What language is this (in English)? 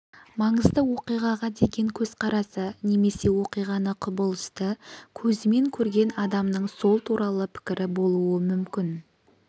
Kazakh